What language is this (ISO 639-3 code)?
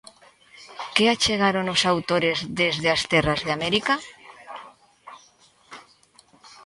glg